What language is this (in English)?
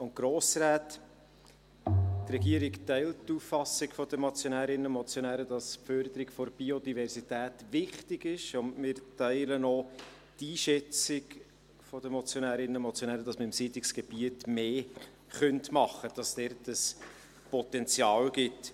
Swiss German